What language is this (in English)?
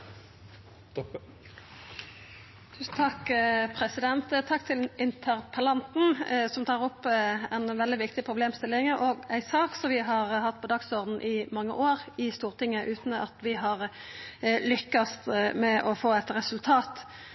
Norwegian Nynorsk